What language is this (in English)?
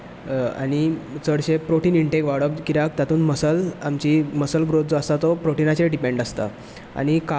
Konkani